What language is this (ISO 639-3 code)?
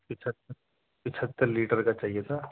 urd